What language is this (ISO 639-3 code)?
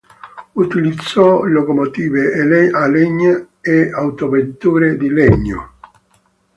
ita